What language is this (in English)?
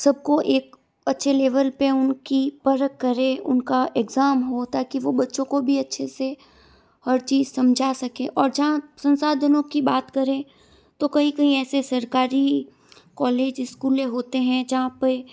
Hindi